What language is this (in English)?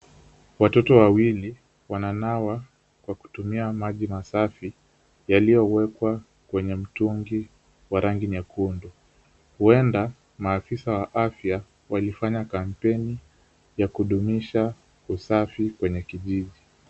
Swahili